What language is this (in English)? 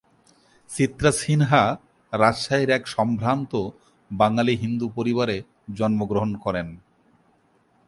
Bangla